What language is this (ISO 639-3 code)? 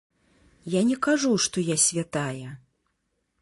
bel